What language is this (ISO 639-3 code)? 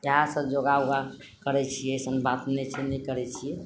mai